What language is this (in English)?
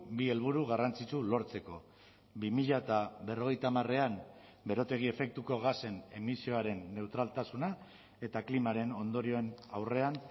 Basque